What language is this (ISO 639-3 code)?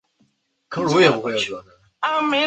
zho